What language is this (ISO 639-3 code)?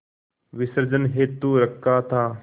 hin